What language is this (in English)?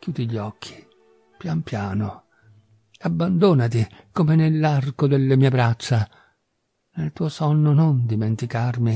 Italian